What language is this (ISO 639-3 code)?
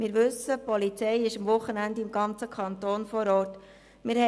gsw